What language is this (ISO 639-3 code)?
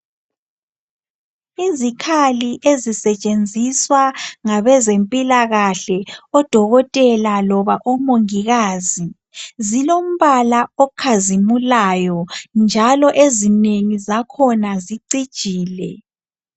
nde